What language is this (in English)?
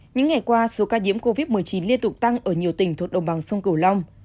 Vietnamese